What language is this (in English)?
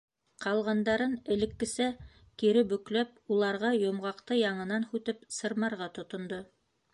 Bashkir